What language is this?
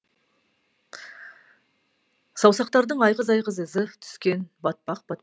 Kazakh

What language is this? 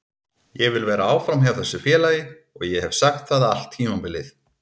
Icelandic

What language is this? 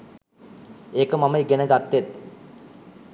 Sinhala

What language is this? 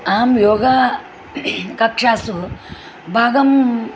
Sanskrit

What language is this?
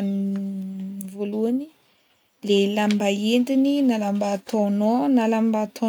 Northern Betsimisaraka Malagasy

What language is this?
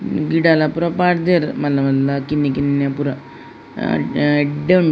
Tulu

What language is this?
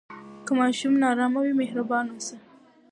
Pashto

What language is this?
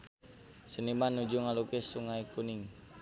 Sundanese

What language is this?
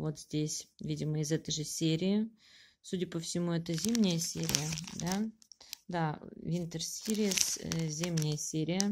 Russian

